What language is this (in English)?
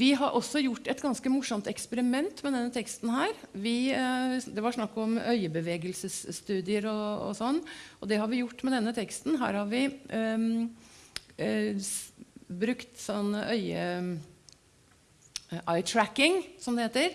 Norwegian